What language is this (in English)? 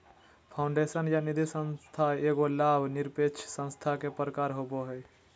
Magahi